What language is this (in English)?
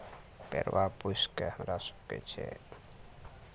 Maithili